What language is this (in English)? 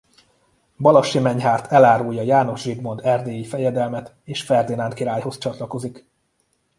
Hungarian